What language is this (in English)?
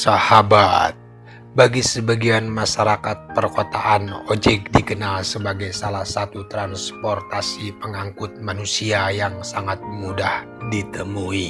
Indonesian